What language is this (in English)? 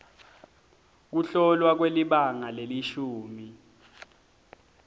Swati